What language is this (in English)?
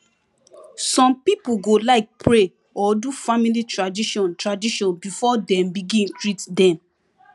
Nigerian Pidgin